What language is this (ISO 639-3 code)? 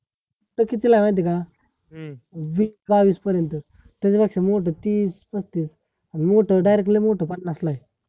mar